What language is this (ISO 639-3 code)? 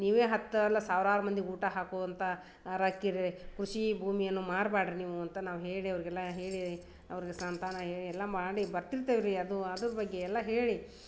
kan